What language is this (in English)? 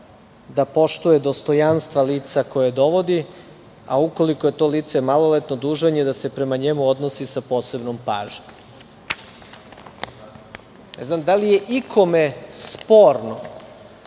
Serbian